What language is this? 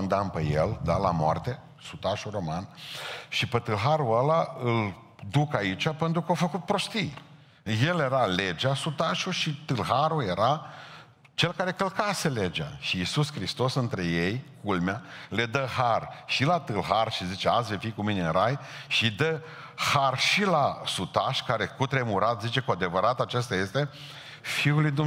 Romanian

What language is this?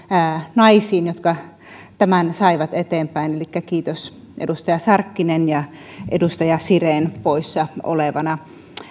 Finnish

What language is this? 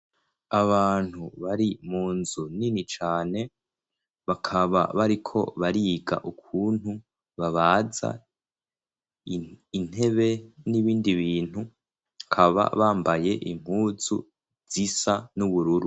Rundi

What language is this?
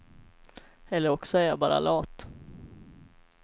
Swedish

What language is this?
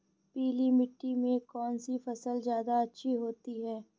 Hindi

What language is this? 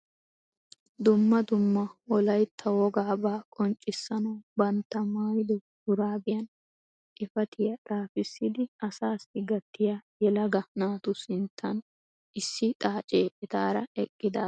Wolaytta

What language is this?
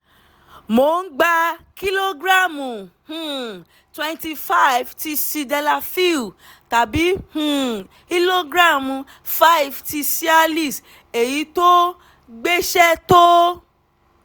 Yoruba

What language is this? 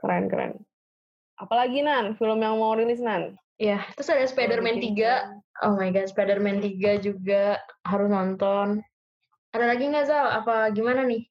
Indonesian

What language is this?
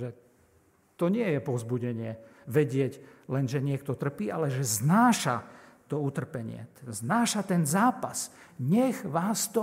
Slovak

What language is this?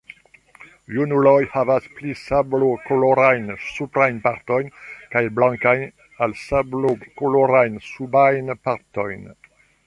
Esperanto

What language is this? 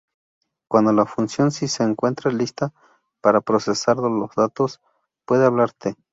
Spanish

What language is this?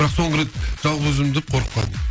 Kazakh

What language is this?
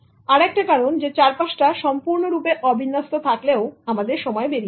Bangla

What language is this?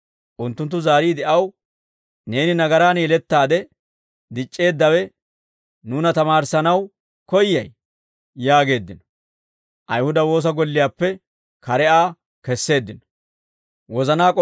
Dawro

